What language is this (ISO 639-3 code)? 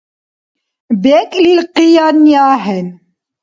dar